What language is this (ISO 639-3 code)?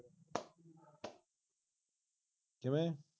pan